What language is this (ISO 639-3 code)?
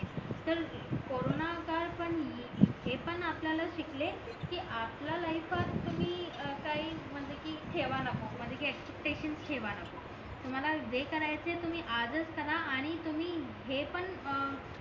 mar